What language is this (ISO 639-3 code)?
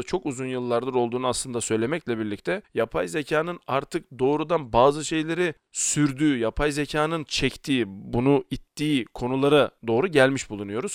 tur